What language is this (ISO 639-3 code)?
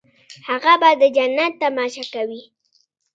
pus